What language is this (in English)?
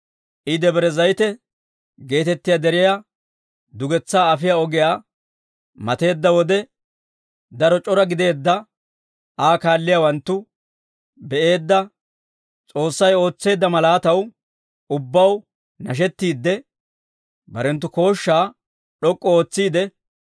Dawro